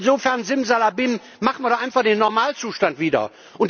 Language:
German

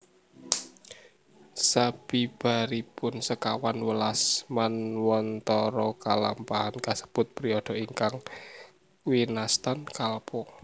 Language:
Javanese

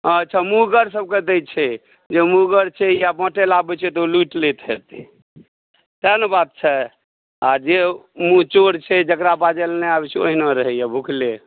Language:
Maithili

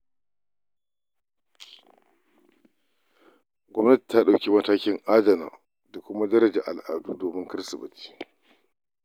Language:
Hausa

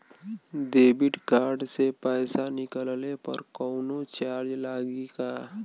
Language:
Bhojpuri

